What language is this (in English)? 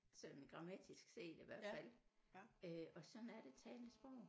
Danish